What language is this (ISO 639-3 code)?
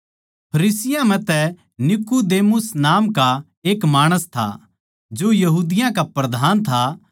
bgc